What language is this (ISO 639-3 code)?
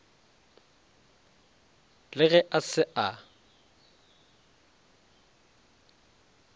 nso